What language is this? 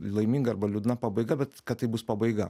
Lithuanian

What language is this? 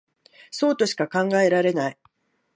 Japanese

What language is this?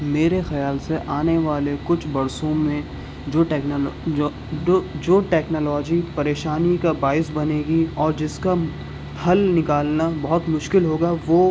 Urdu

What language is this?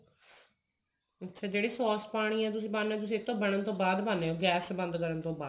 Punjabi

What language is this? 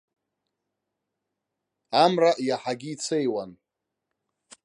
Abkhazian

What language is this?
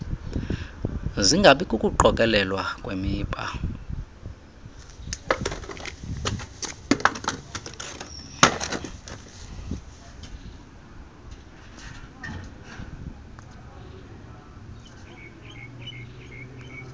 Xhosa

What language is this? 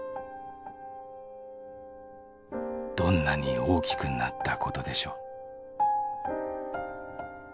Japanese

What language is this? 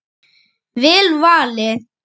Icelandic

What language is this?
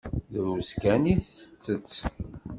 Kabyle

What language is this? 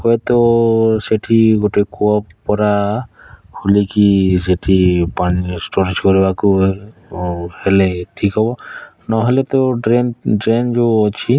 Odia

